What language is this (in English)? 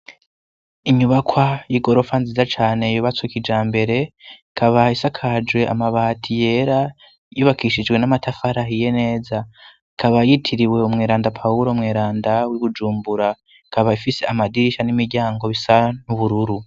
Rundi